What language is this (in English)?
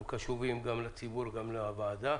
Hebrew